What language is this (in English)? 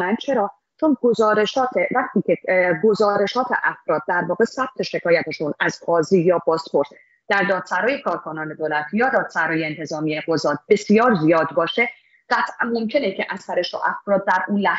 Persian